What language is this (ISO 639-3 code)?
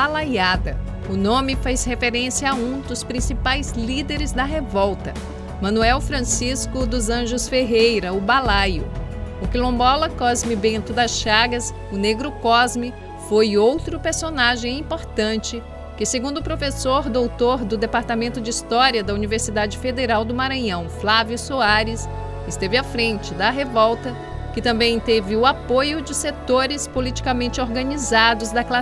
por